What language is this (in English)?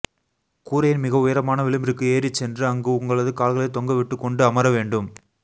Tamil